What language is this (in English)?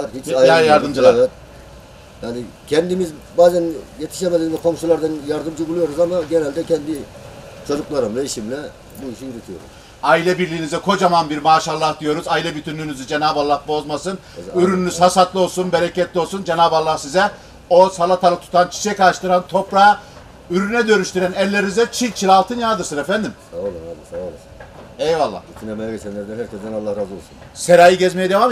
Turkish